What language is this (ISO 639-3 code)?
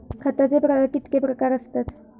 mar